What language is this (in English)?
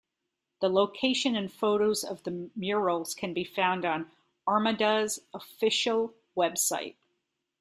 English